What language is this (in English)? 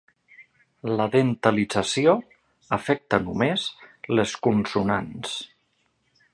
Catalan